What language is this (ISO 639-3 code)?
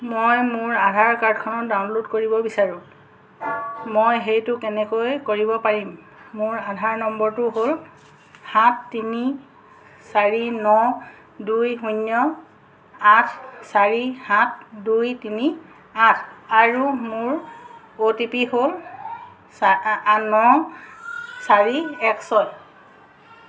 asm